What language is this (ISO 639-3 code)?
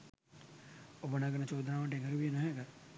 sin